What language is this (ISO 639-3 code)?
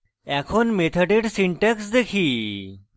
ben